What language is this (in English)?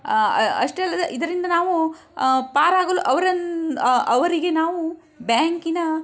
Kannada